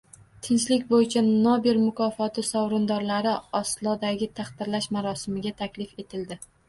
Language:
Uzbek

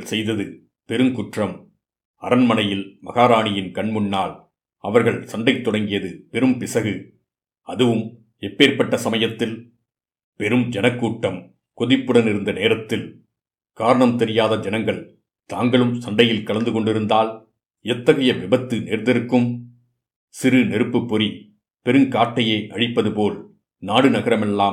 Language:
Tamil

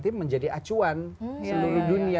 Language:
Indonesian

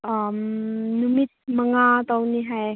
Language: Manipuri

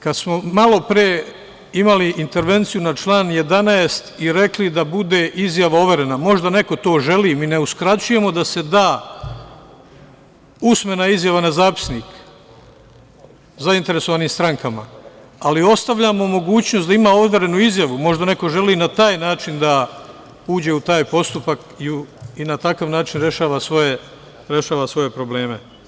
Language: Serbian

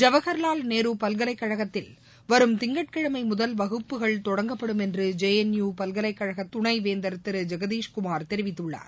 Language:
Tamil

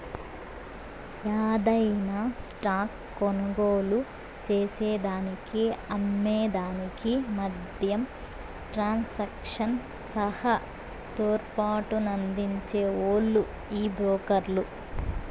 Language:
Telugu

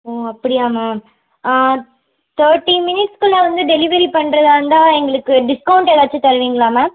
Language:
Tamil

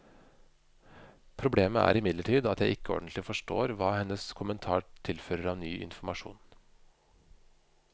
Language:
Norwegian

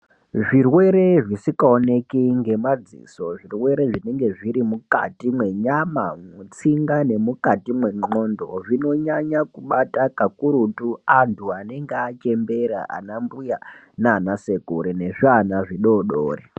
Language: Ndau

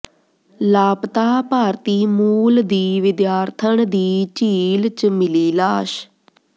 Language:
Punjabi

